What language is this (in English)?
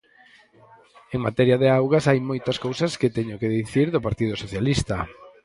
Galician